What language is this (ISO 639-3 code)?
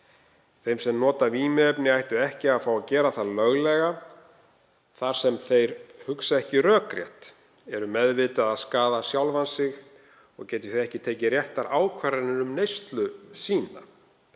isl